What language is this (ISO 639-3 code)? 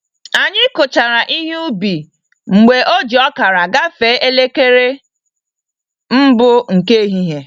ibo